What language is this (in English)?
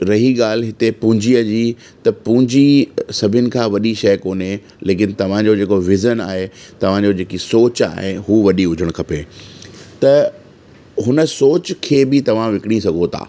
Sindhi